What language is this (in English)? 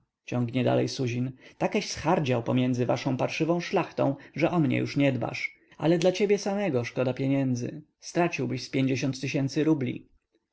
Polish